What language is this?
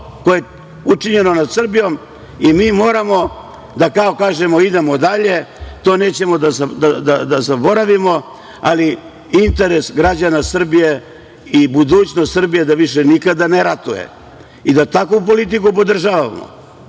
Serbian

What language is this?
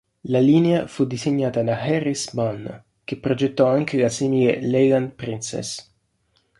Italian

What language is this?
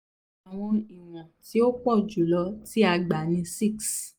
Yoruba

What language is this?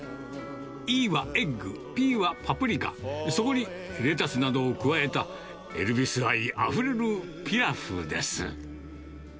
Japanese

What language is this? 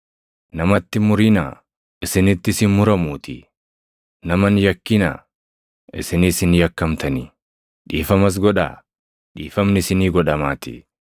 Oromo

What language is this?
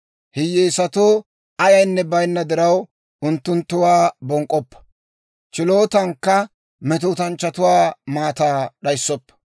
Dawro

